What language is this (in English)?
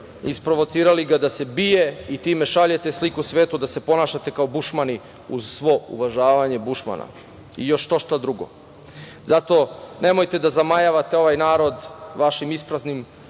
Serbian